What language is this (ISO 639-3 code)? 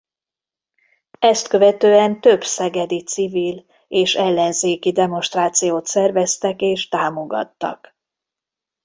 hun